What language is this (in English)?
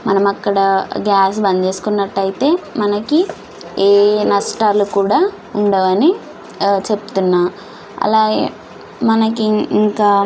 Telugu